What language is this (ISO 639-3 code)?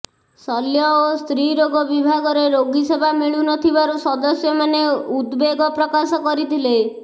ori